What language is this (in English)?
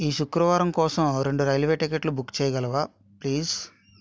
Telugu